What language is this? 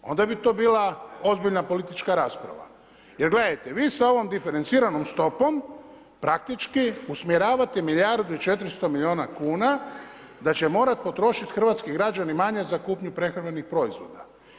Croatian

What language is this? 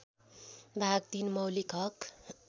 Nepali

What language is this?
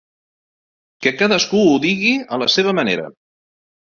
Catalan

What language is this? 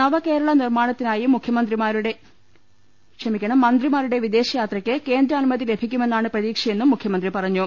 Malayalam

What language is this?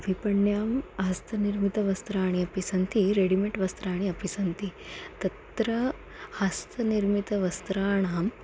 Sanskrit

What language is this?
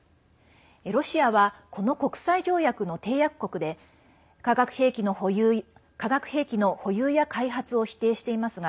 Japanese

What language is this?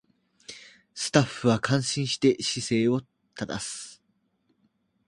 Japanese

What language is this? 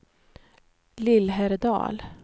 Swedish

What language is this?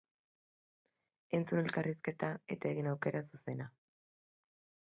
Basque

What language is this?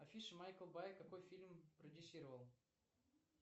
Russian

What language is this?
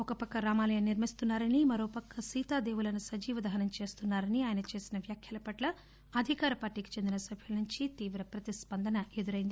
Telugu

